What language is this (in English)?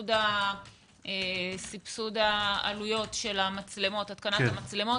Hebrew